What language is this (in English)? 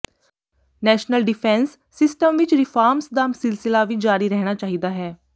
Punjabi